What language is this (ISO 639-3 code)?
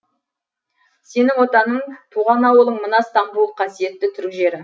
kaz